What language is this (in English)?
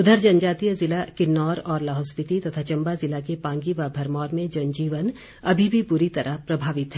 Hindi